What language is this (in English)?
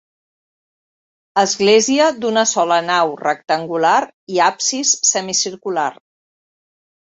Catalan